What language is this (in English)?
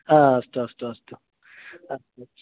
Sanskrit